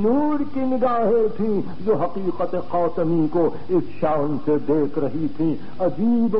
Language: Arabic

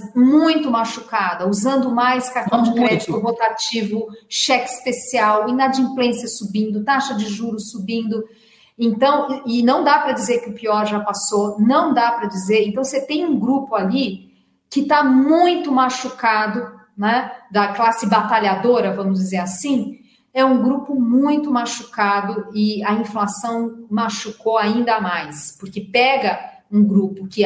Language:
Portuguese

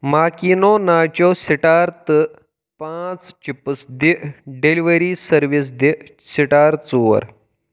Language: Kashmiri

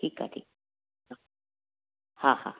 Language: Sindhi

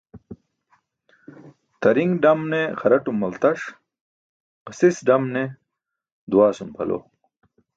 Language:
Burushaski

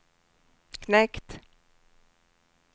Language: Swedish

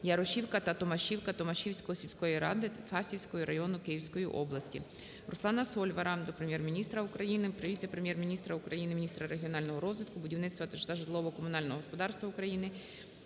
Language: Ukrainian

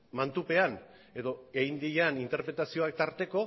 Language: Basque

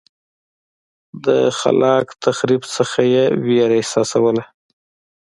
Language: Pashto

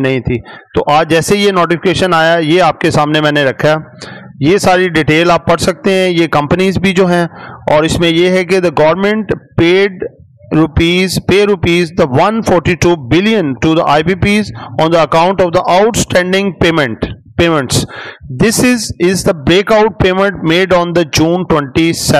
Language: Hindi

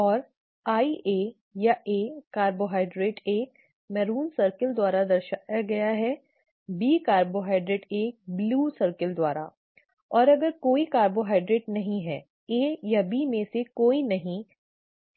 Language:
Hindi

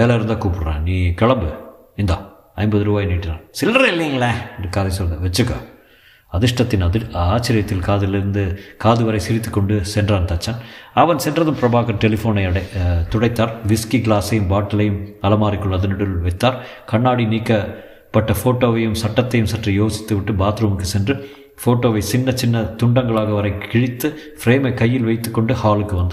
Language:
Tamil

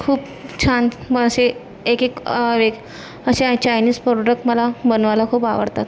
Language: Marathi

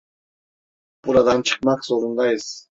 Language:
Turkish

